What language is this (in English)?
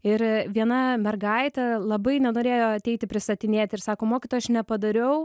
Lithuanian